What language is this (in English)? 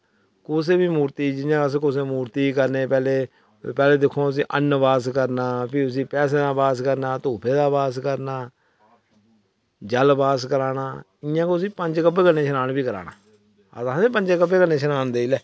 Dogri